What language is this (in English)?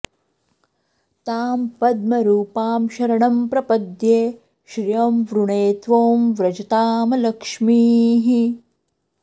Sanskrit